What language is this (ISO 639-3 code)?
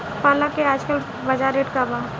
bho